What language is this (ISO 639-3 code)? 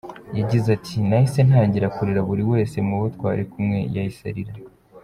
kin